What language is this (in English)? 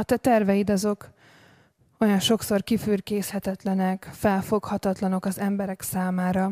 Hungarian